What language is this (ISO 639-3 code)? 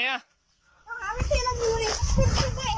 tha